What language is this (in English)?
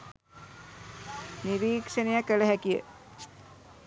Sinhala